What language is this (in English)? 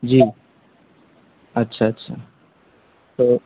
Urdu